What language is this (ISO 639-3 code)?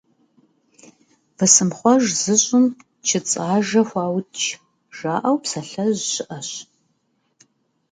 kbd